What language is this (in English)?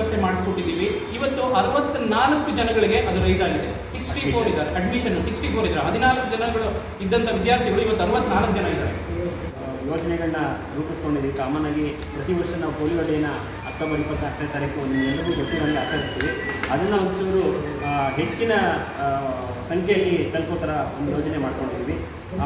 Korean